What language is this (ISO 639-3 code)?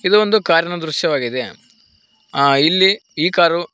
kan